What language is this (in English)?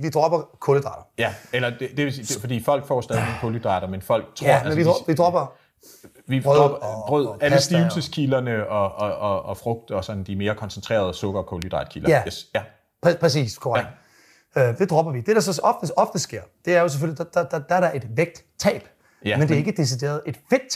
Danish